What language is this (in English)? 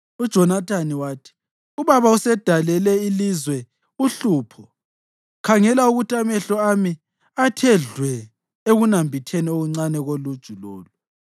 North Ndebele